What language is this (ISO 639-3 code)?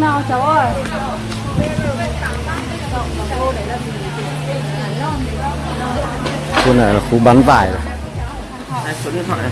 vie